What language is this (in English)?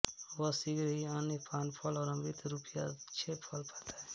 Hindi